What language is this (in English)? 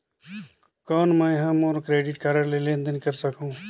Chhattisgarhi